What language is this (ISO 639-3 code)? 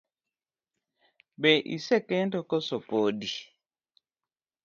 luo